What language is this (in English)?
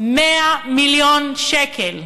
Hebrew